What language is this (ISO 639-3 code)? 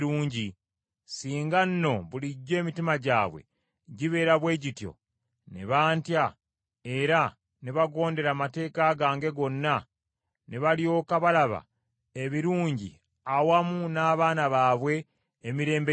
lug